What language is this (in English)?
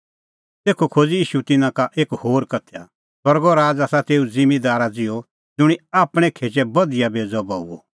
Kullu Pahari